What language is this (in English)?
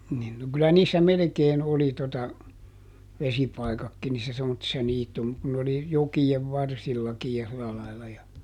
Finnish